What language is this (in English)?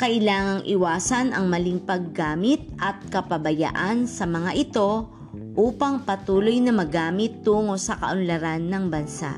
Filipino